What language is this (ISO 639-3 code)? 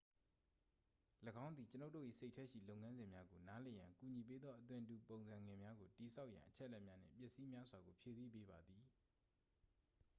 mya